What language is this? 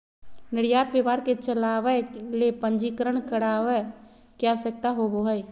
Magahi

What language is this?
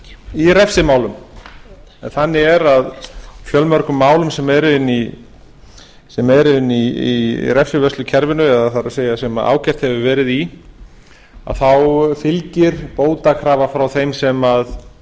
Icelandic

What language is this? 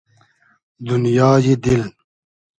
Hazaragi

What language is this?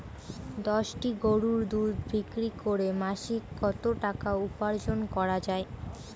Bangla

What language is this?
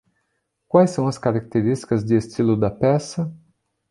Portuguese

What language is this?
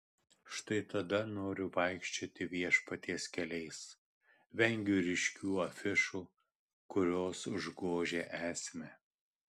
Lithuanian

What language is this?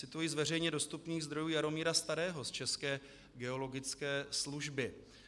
Czech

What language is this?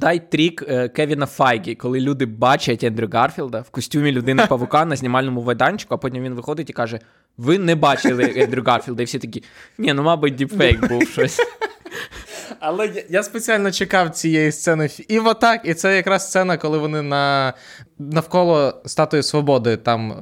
Ukrainian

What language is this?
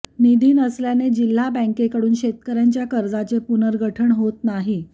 Marathi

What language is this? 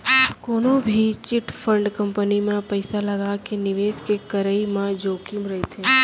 Chhattisgarhi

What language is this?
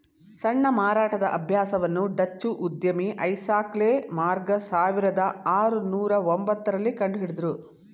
Kannada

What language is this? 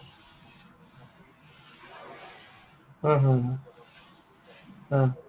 Assamese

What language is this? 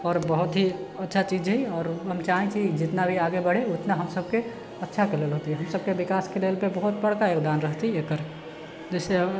Maithili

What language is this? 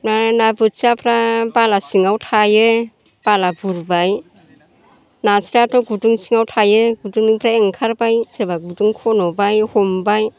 Bodo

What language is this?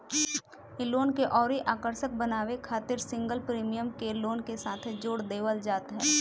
Bhojpuri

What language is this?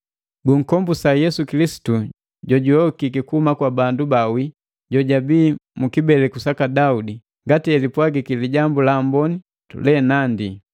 Matengo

